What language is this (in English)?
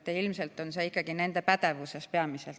Estonian